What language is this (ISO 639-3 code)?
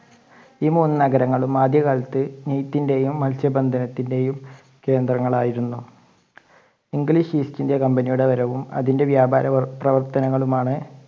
mal